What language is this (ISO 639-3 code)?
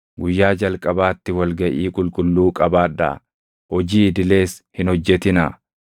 orm